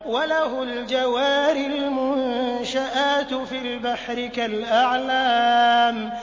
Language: Arabic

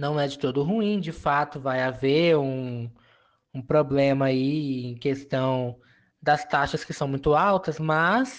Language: Portuguese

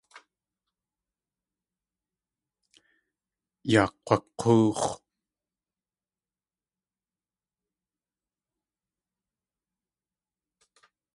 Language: Tlingit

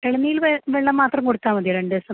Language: Malayalam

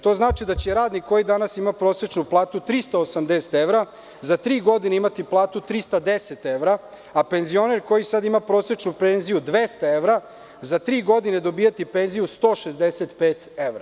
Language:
Serbian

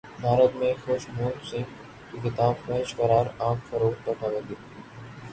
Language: Urdu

